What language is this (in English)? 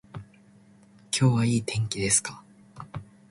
Japanese